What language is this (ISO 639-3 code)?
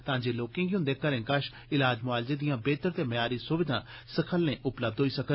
doi